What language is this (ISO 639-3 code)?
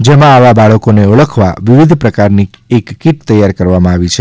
guj